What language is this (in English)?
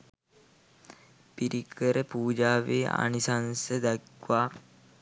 Sinhala